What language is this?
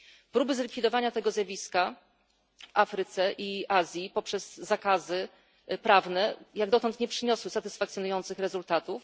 Polish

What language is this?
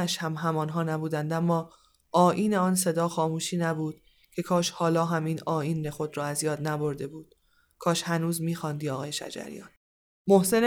Persian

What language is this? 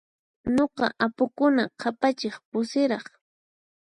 Puno Quechua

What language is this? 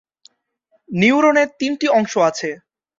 Bangla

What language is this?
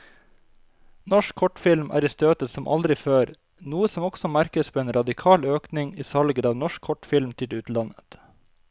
Norwegian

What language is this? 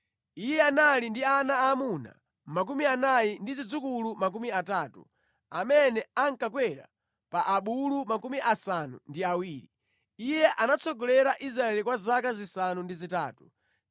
Nyanja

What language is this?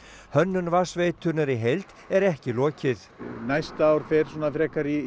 Icelandic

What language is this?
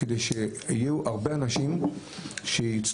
Hebrew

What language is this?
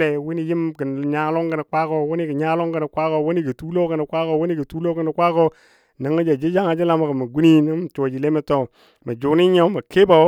Dadiya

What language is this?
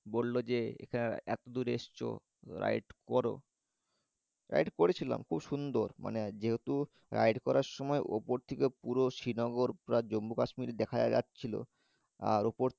Bangla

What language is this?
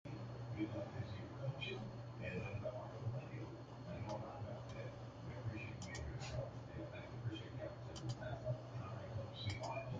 English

